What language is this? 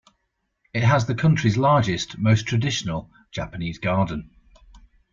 English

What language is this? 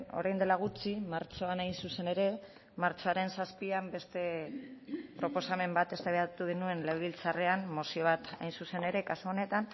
Basque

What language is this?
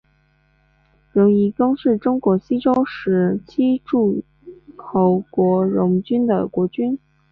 Chinese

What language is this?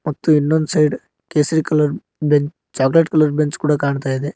Kannada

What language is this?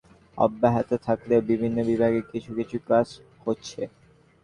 Bangla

